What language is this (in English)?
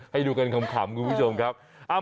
Thai